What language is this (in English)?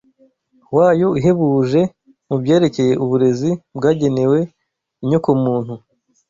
Kinyarwanda